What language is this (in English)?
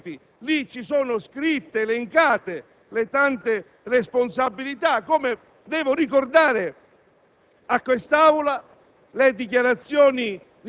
Italian